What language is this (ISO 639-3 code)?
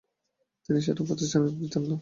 ben